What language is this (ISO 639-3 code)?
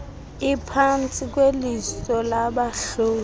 xho